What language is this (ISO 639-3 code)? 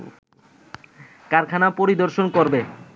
ben